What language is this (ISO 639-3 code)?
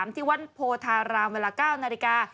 tha